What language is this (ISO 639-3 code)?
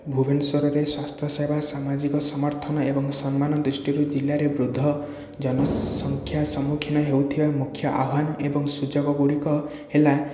ori